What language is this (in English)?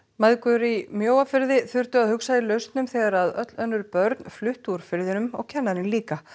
Icelandic